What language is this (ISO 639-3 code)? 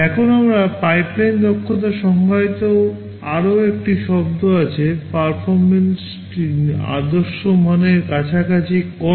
ben